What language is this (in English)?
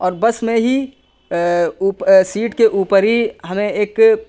Urdu